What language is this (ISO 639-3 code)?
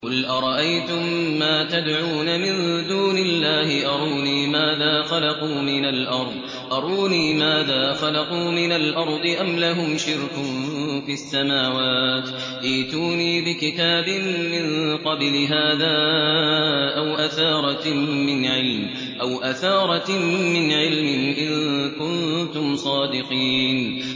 ara